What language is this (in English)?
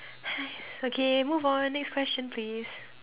English